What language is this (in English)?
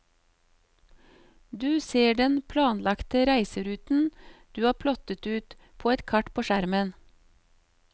Norwegian